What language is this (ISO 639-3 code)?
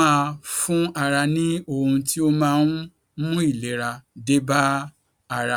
yor